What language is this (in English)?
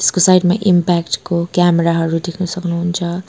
Nepali